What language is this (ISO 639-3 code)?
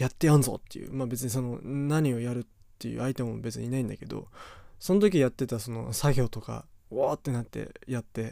jpn